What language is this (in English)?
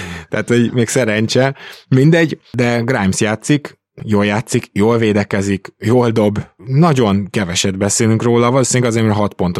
Hungarian